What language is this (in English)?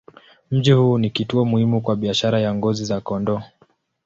Swahili